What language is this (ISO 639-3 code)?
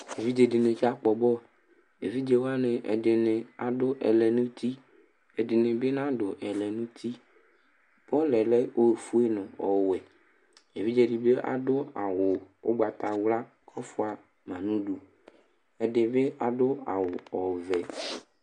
kpo